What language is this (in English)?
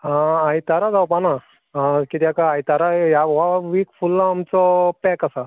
Konkani